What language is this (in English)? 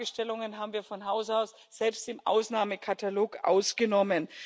German